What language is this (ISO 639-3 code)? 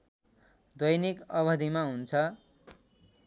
nep